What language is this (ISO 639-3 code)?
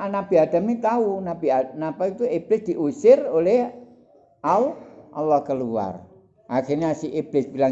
ind